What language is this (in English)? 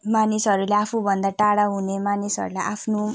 Nepali